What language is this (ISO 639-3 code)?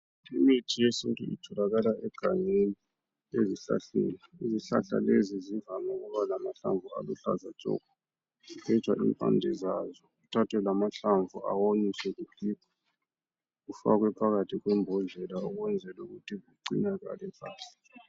nde